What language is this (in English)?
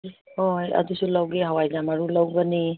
Manipuri